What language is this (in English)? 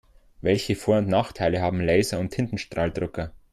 German